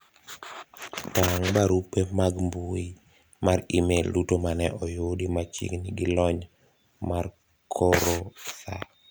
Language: Luo (Kenya and Tanzania)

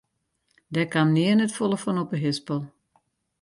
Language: Western Frisian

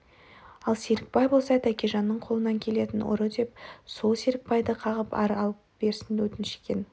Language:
Kazakh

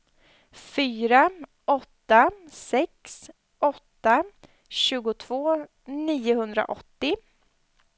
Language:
Swedish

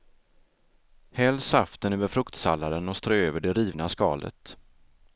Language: Swedish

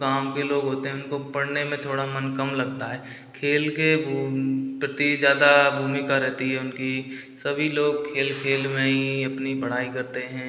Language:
Hindi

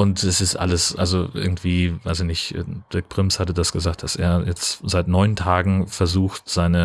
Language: German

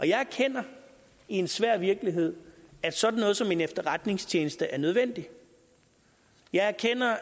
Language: Danish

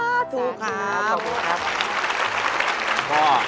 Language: Thai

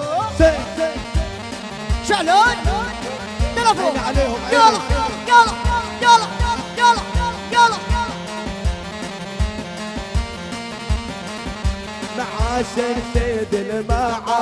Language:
Arabic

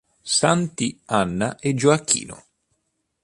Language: Italian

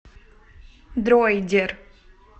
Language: Russian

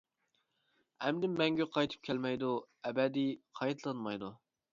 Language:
Uyghur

